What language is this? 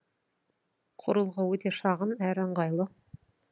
Kazakh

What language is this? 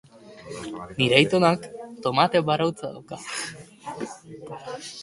Basque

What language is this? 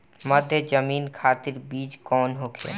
Bhojpuri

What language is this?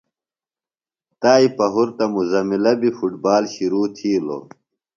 Phalura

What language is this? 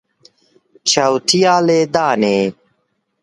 Kurdish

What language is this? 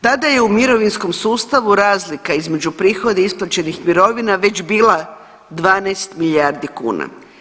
Croatian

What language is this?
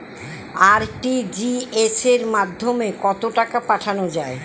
Bangla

